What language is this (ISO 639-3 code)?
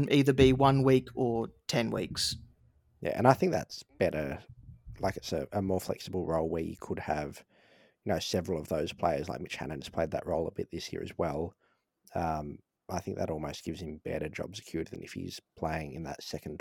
eng